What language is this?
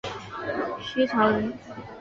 Chinese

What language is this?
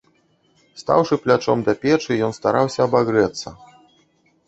Belarusian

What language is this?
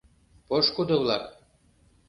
Mari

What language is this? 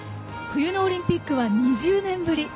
Japanese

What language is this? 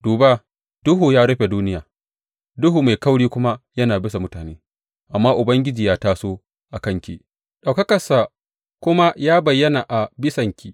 Hausa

